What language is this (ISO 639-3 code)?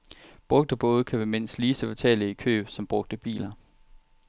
dan